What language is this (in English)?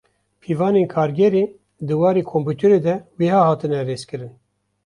Kurdish